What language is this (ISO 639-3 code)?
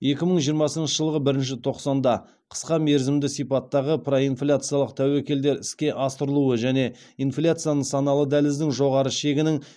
kaz